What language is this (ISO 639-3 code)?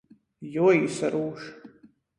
ltg